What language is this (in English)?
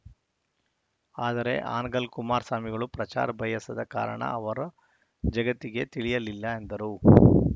Kannada